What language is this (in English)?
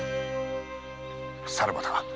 Japanese